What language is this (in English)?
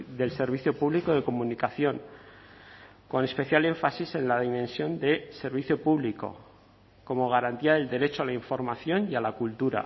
Spanish